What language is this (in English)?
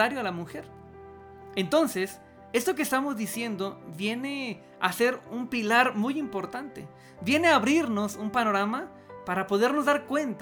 Spanish